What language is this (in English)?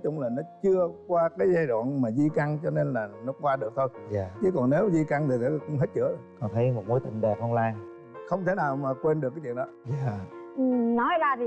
Vietnamese